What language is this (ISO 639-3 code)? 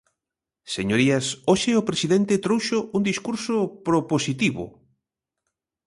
glg